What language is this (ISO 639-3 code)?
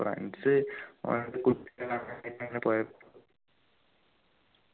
mal